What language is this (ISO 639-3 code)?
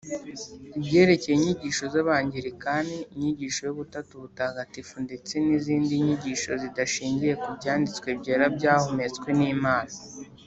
kin